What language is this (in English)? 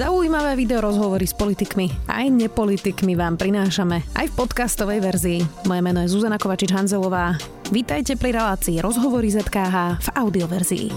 Slovak